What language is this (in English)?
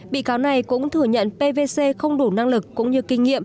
Vietnamese